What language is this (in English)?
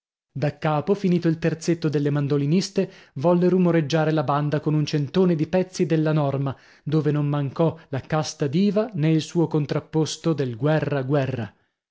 Italian